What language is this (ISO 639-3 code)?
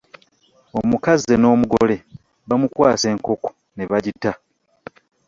lug